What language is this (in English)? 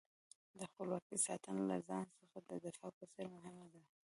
Pashto